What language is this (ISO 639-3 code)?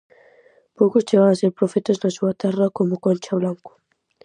glg